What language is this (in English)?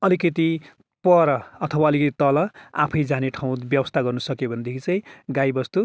Nepali